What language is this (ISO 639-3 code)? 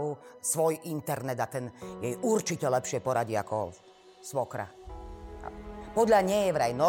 slk